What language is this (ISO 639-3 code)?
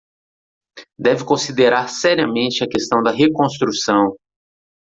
por